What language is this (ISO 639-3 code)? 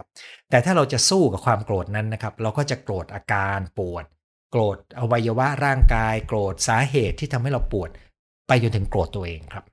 tha